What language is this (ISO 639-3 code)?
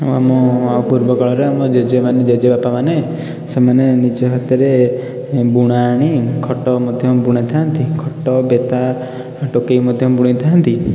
ori